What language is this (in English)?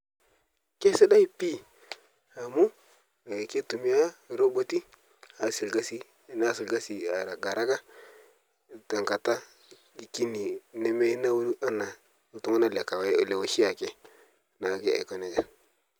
Masai